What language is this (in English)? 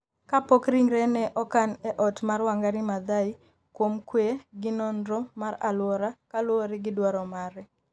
Luo (Kenya and Tanzania)